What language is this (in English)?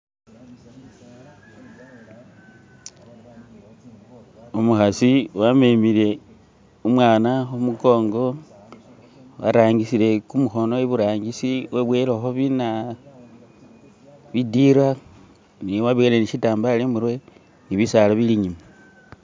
Masaaba